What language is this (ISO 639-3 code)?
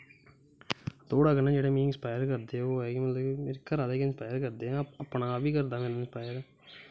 doi